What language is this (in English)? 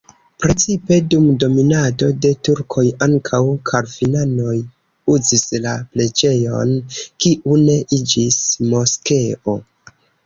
Esperanto